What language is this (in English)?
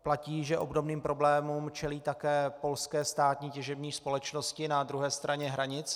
Czech